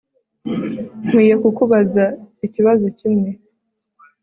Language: Kinyarwanda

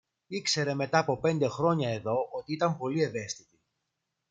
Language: Greek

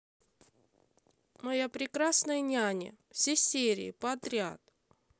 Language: Russian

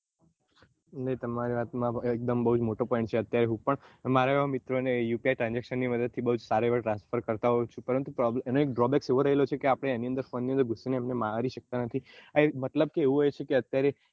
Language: Gujarati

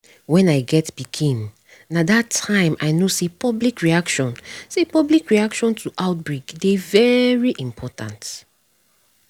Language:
Nigerian Pidgin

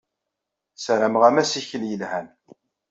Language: Kabyle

